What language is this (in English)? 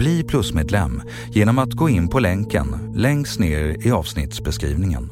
Swedish